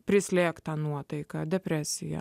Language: Lithuanian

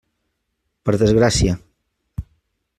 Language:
Catalan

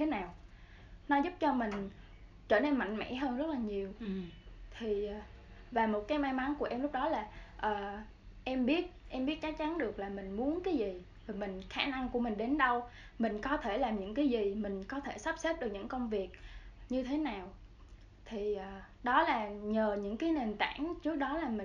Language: Vietnamese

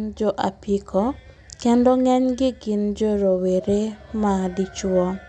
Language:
Luo (Kenya and Tanzania)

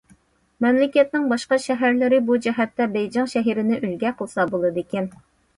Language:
Uyghur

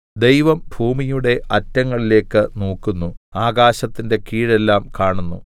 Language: Malayalam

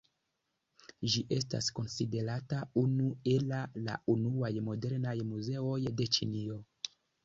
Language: Esperanto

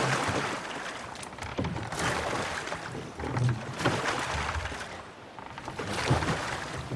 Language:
Japanese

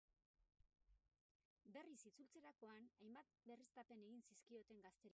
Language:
Basque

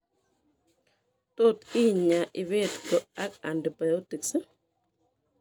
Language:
Kalenjin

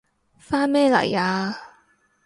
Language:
Cantonese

